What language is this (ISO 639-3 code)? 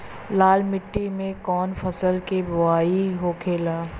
bho